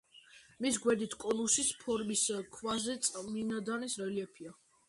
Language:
Georgian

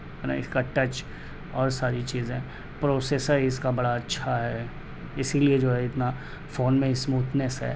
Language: Urdu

